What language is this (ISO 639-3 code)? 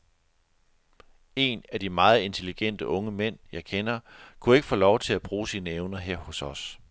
dan